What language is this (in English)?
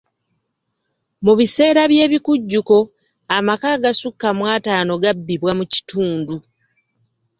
Ganda